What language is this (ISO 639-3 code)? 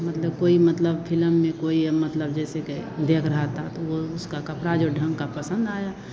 hin